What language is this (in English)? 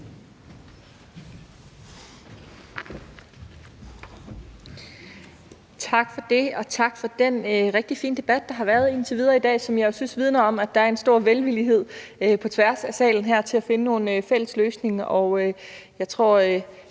Danish